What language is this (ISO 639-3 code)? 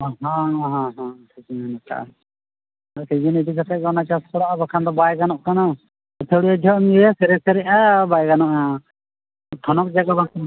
sat